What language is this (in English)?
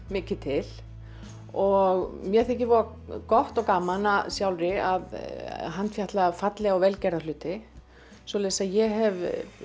Icelandic